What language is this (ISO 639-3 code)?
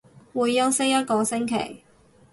yue